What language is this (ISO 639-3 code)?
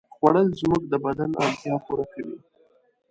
pus